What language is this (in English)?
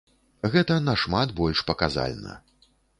Belarusian